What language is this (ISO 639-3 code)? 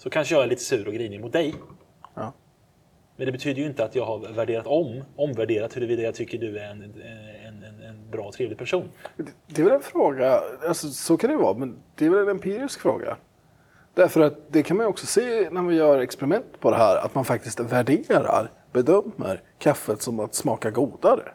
swe